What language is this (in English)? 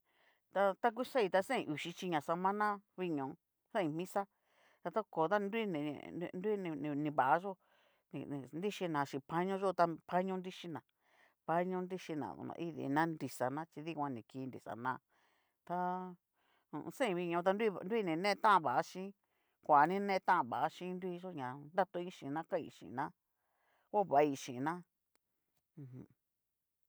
Cacaloxtepec Mixtec